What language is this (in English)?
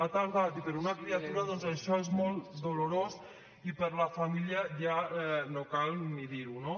Catalan